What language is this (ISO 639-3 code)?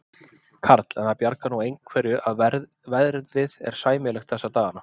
isl